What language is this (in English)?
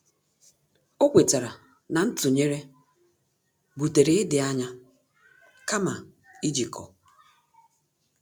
Igbo